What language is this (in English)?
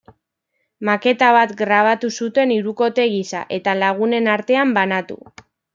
Basque